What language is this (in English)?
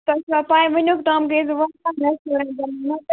Kashmiri